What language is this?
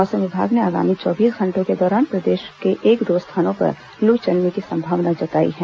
Hindi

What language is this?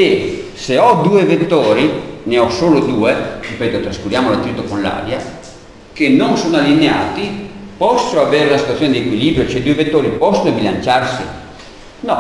Italian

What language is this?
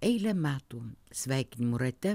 Lithuanian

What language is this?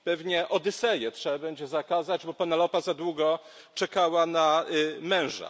Polish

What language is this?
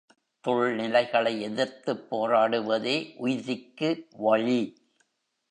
Tamil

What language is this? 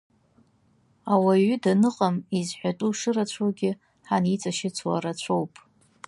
Abkhazian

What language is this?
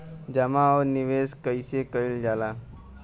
Bhojpuri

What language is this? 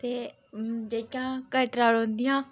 Dogri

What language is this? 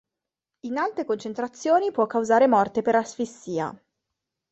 Italian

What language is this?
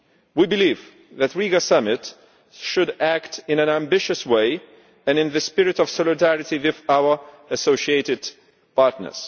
English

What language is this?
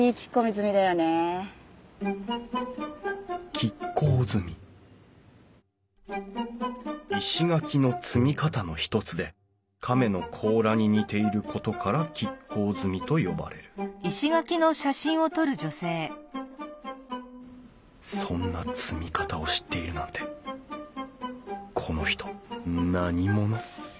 Japanese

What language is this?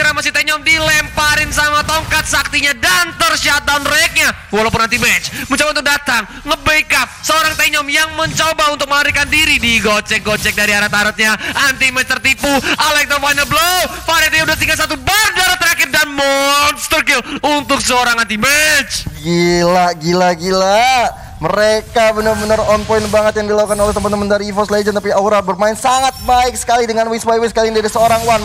Indonesian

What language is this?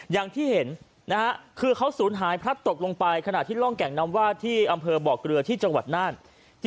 Thai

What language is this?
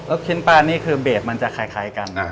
Thai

